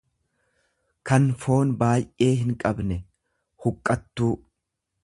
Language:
Oromo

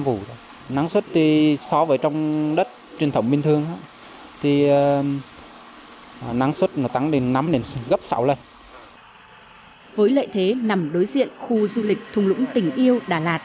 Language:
Vietnamese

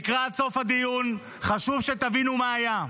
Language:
Hebrew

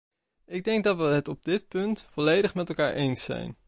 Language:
Dutch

